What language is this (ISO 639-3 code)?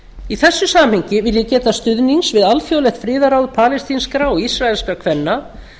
isl